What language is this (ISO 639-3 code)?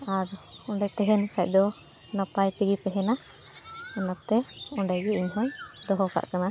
sat